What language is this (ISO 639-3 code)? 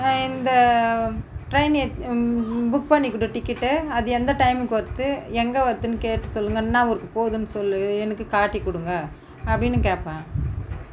tam